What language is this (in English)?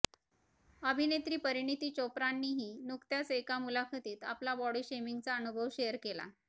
Marathi